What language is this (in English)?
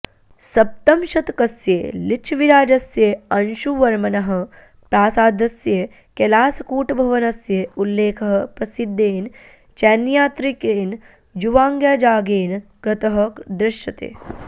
Sanskrit